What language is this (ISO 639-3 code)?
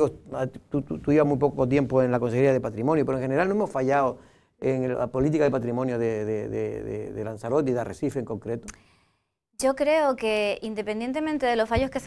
spa